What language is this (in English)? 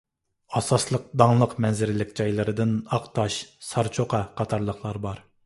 Uyghur